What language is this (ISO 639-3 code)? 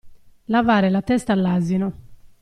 ita